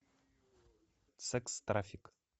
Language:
Russian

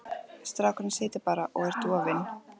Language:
Icelandic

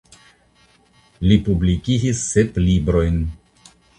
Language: Esperanto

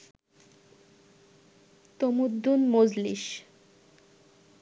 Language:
Bangla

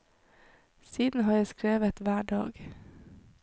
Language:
Norwegian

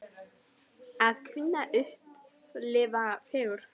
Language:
Icelandic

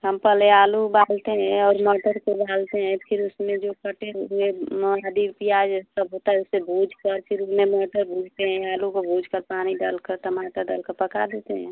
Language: Hindi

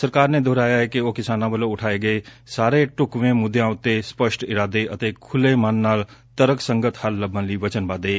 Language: Punjabi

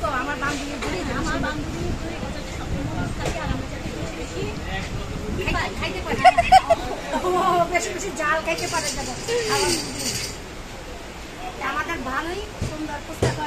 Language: Bangla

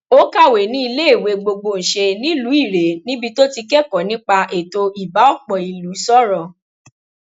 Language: Yoruba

